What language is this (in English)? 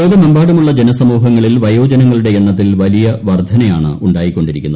Malayalam